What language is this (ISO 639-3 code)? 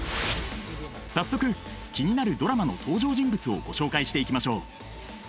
jpn